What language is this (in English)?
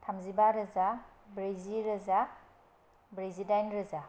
Bodo